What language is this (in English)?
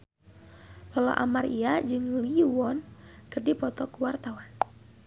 Sundanese